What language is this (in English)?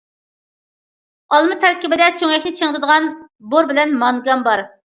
Uyghur